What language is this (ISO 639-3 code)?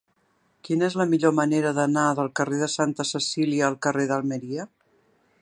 cat